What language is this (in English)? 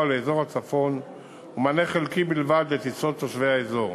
Hebrew